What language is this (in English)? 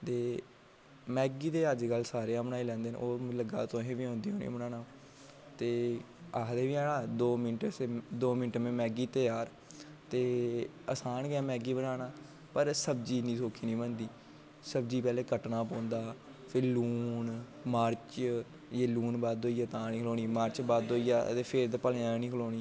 Dogri